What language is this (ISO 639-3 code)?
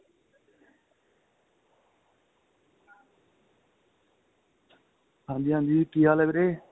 pan